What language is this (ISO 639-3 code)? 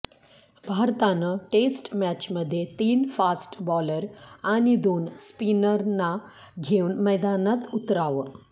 mar